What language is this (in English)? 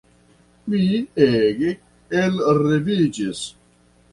Esperanto